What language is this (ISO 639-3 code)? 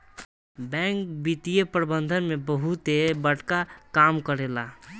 bho